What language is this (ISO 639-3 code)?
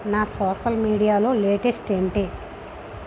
tel